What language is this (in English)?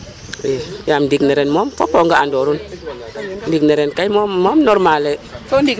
Serer